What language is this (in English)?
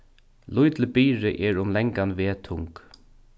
Faroese